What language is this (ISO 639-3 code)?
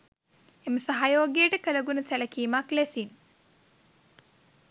sin